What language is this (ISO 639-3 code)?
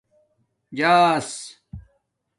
dmk